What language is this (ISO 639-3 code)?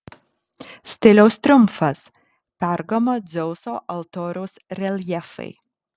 lit